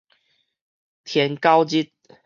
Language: Min Nan Chinese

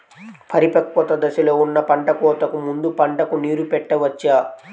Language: Telugu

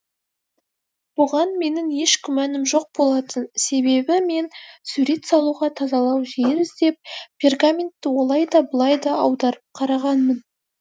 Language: Kazakh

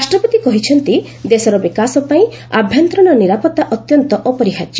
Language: Odia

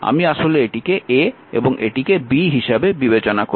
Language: Bangla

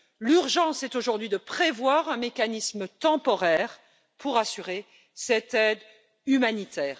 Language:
French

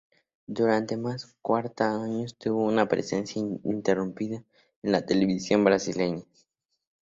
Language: Spanish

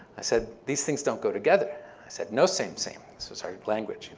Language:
English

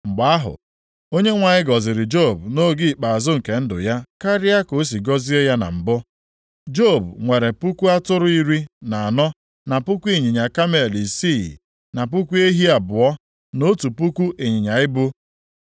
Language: Igbo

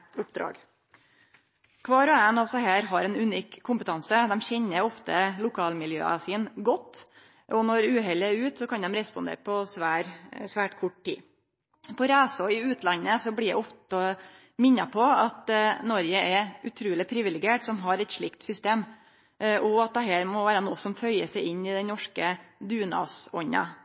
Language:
Norwegian Nynorsk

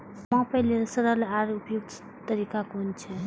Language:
Maithili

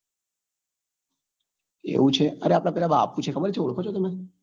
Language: Gujarati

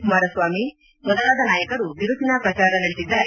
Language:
Kannada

